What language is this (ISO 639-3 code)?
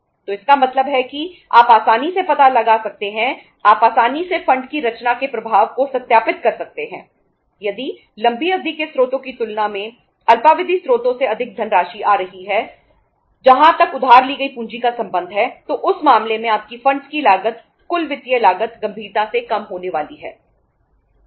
hin